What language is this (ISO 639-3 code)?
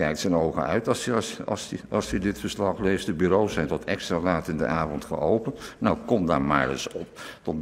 nld